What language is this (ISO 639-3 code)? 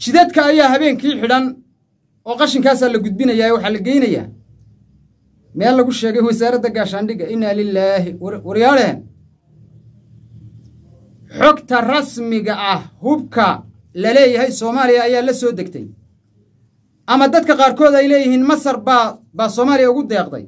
ara